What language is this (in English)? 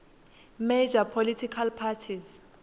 Swati